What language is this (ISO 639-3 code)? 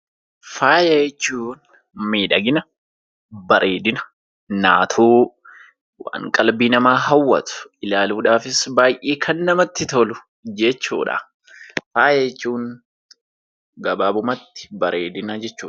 orm